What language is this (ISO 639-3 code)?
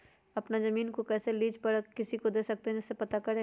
mag